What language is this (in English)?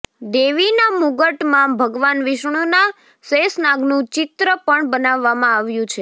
Gujarati